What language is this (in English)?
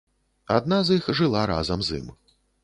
Belarusian